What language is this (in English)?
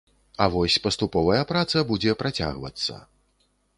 Belarusian